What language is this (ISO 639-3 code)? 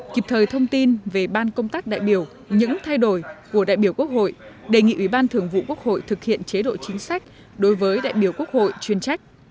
vie